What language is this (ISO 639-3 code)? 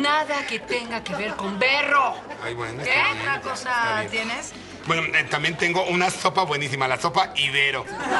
spa